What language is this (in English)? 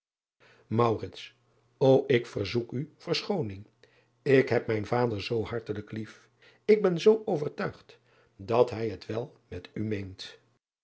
Dutch